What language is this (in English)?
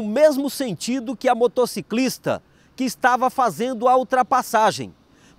Portuguese